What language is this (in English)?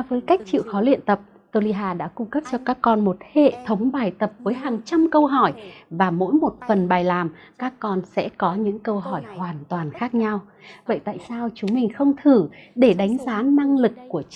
Vietnamese